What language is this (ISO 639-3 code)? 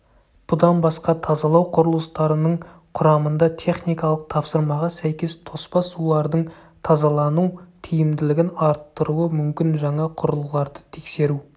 kaz